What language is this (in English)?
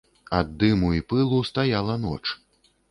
Belarusian